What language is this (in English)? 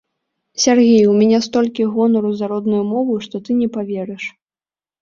Belarusian